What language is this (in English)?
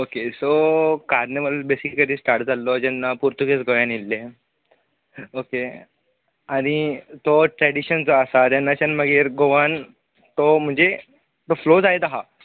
Konkani